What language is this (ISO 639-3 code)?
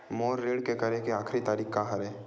hne